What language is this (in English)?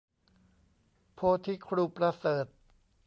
Thai